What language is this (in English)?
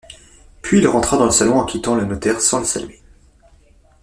French